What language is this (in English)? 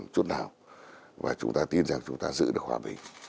Vietnamese